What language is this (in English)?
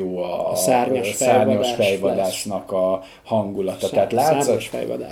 Hungarian